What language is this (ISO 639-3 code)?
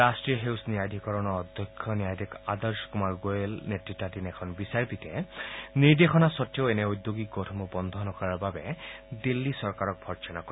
asm